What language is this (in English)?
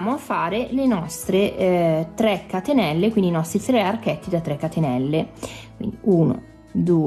Italian